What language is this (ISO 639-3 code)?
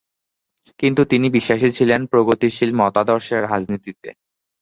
ben